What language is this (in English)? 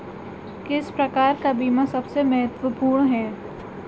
Hindi